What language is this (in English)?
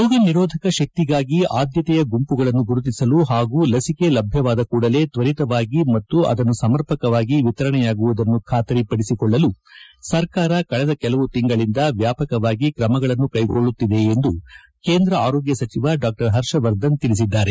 Kannada